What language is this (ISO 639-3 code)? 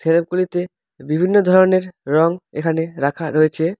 ben